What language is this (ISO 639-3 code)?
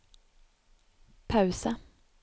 nor